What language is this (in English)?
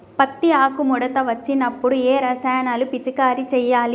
Telugu